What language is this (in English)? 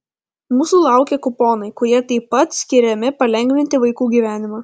Lithuanian